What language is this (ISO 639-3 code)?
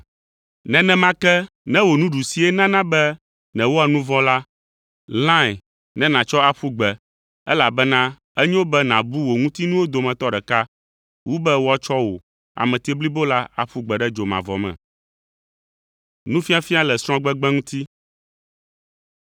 ewe